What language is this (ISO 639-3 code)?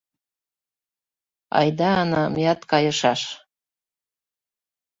chm